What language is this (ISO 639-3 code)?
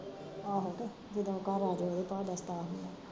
pan